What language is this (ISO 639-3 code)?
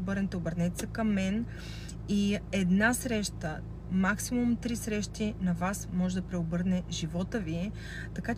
bul